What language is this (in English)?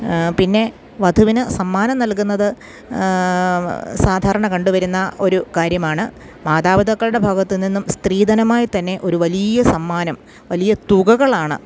Malayalam